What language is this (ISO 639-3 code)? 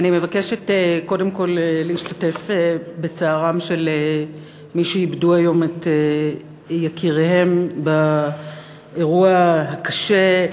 heb